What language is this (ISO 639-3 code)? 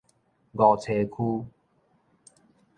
nan